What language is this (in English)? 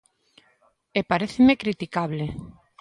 Galician